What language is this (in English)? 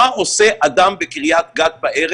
Hebrew